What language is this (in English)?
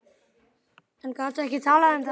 Icelandic